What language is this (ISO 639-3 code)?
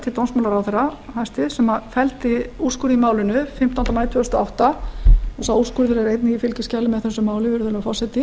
isl